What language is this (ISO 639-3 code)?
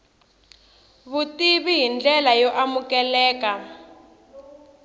tso